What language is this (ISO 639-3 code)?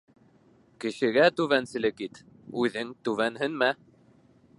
bak